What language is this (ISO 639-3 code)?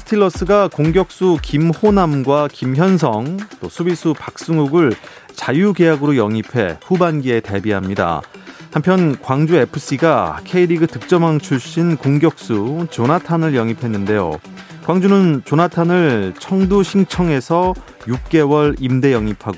kor